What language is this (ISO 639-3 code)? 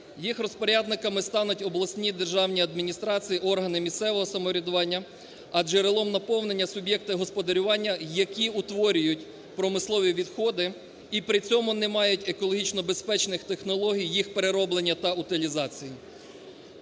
ukr